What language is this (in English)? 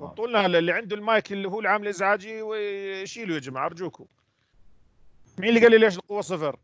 Arabic